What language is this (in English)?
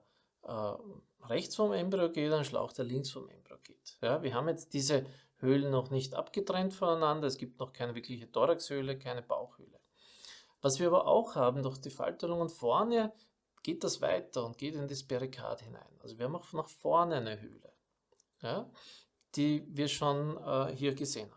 German